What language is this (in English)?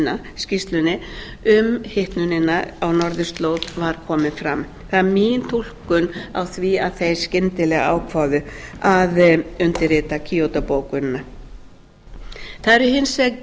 Icelandic